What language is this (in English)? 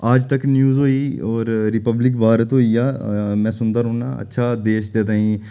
Dogri